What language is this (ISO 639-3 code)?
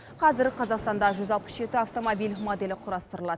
kaz